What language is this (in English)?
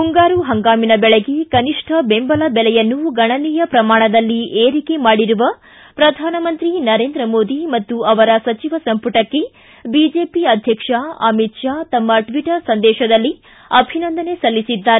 Kannada